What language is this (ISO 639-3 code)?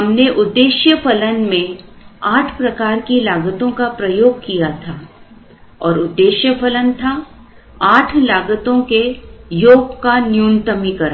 hin